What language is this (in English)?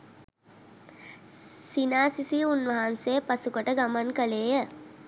Sinhala